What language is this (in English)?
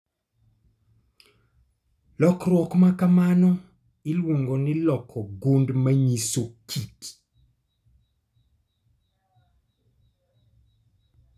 Luo (Kenya and Tanzania)